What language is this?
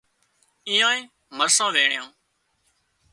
Wadiyara Koli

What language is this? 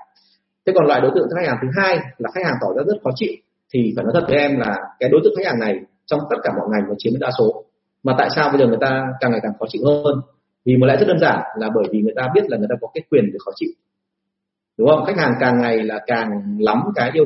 Vietnamese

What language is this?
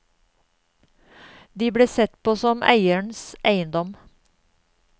Norwegian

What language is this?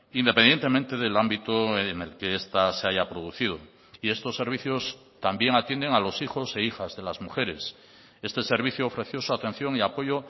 Spanish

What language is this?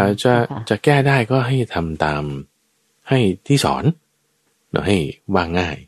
Thai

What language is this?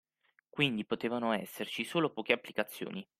Italian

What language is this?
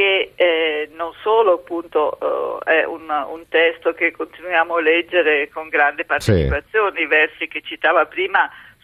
Italian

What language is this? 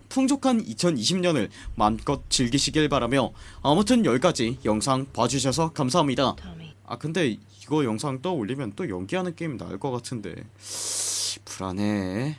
Korean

